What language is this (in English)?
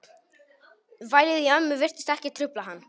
Icelandic